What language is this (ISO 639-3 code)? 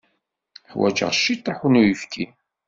kab